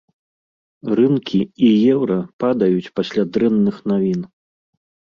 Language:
Belarusian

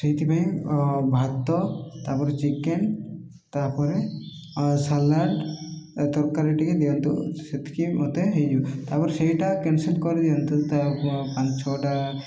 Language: Odia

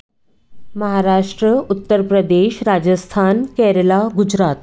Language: Hindi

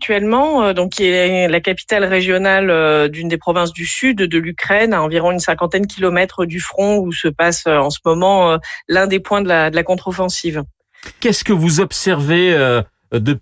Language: French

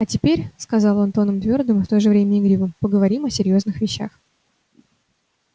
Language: Russian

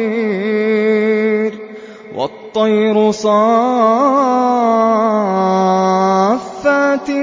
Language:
Arabic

